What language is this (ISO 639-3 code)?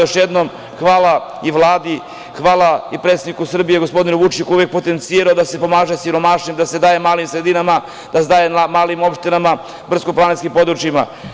srp